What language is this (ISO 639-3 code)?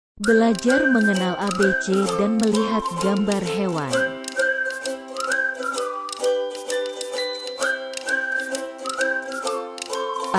ind